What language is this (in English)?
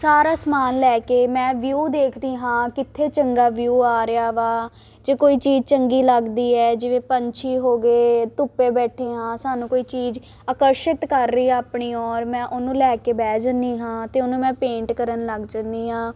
Punjabi